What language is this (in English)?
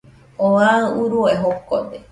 Nüpode Huitoto